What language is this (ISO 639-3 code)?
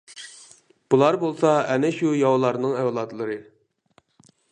uig